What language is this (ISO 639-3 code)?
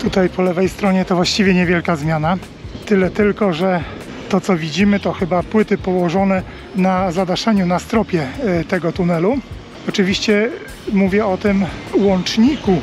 pol